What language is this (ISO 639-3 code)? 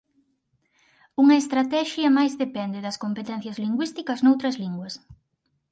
glg